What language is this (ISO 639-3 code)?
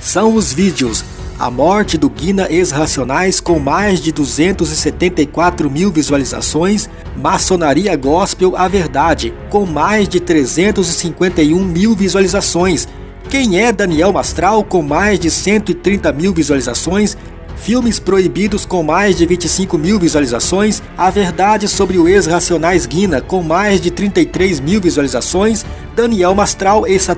por